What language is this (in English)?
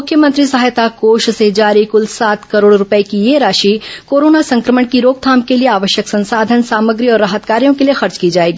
Hindi